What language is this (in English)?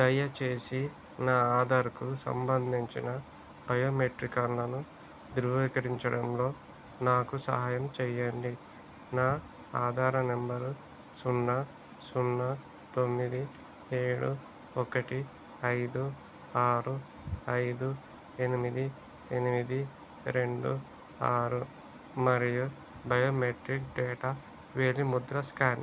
Telugu